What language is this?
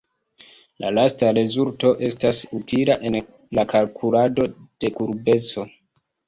Esperanto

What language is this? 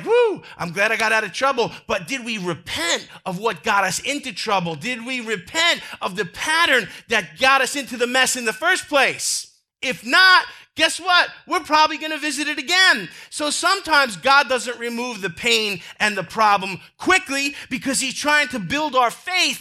English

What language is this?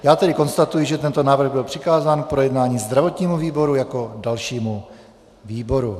Czech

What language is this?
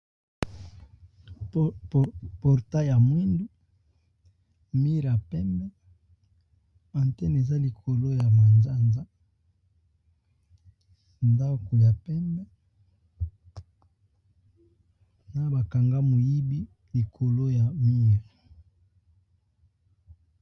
Lingala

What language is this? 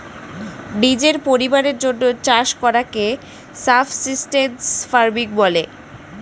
Bangla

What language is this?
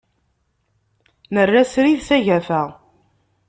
Kabyle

